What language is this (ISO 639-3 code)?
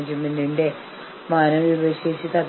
mal